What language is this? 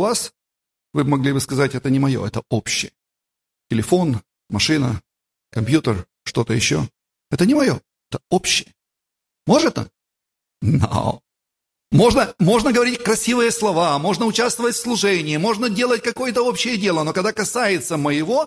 Russian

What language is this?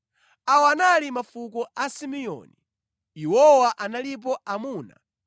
Nyanja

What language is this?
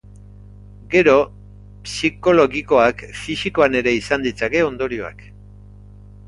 Basque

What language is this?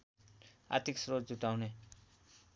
Nepali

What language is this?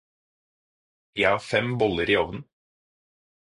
Norwegian Bokmål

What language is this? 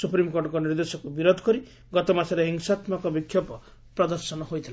Odia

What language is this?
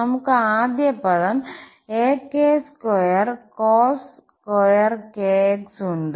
Malayalam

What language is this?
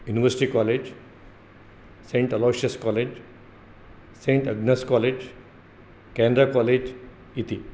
Sanskrit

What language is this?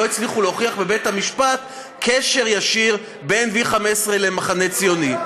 Hebrew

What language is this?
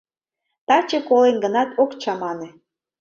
Mari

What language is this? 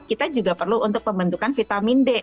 Indonesian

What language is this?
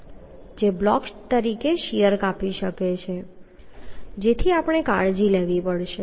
Gujarati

